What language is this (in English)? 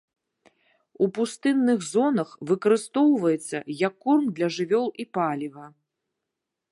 Belarusian